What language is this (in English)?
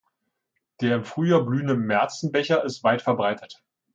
German